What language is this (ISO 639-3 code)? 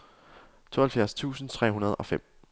dan